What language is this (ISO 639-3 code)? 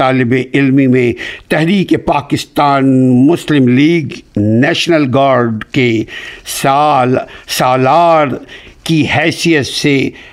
urd